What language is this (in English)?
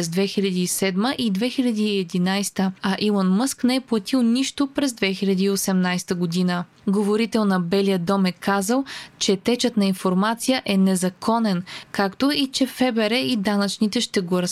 Bulgarian